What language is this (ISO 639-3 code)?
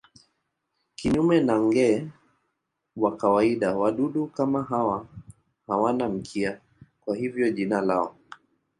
swa